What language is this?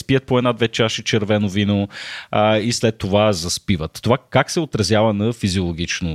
Bulgarian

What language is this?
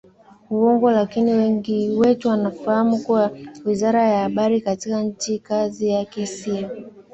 Swahili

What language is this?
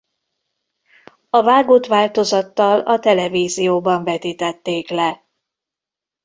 Hungarian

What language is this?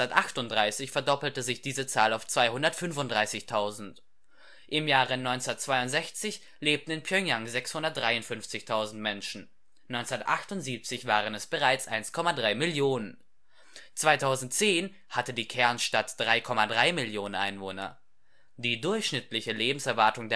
German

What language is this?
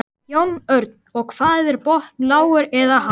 Icelandic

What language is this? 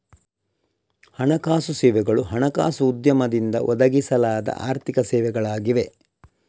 Kannada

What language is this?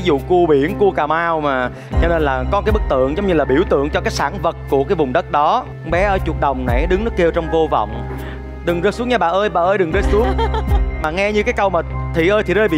Vietnamese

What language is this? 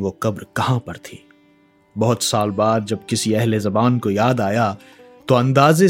Hindi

